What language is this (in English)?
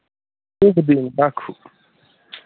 Maithili